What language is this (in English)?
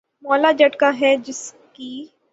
Urdu